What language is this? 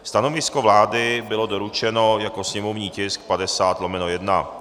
Czech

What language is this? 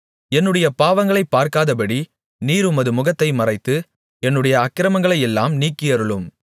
Tamil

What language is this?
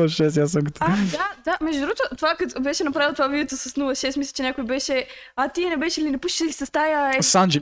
Bulgarian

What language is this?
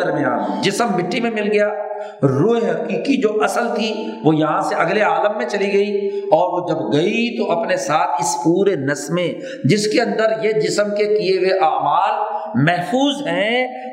Urdu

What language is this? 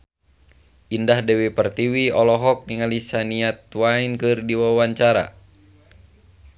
Sundanese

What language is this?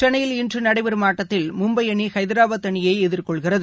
Tamil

